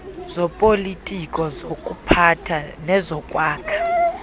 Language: Xhosa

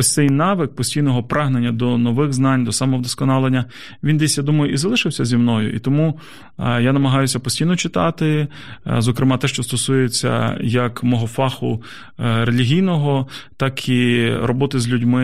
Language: Ukrainian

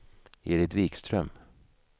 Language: Swedish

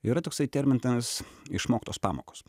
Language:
Lithuanian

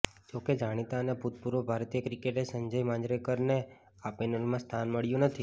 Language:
Gujarati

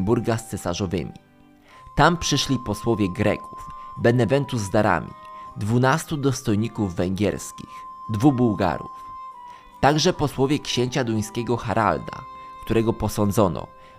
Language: Polish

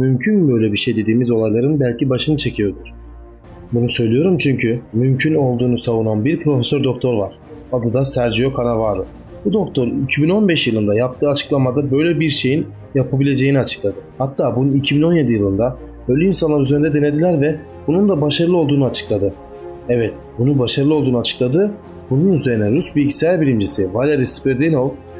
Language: Turkish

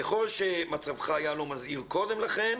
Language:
Hebrew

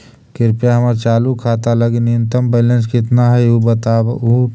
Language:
Magahi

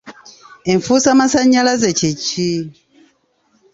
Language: Ganda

